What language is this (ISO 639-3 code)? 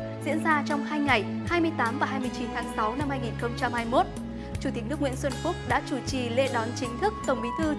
vie